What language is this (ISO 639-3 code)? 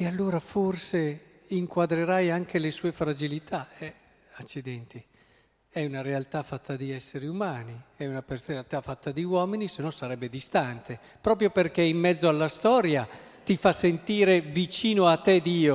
ita